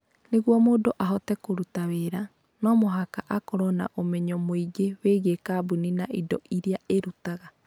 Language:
Kikuyu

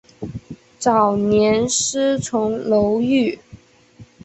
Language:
Chinese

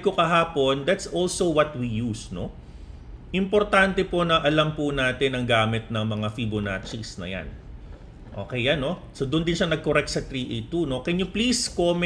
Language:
Filipino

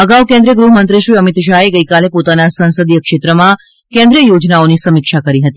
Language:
Gujarati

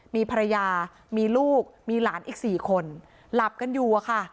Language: Thai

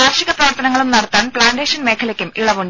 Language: Malayalam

